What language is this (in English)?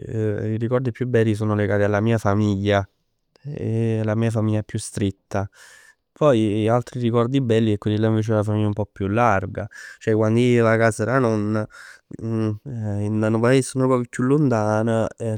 Neapolitan